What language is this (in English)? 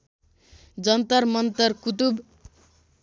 Nepali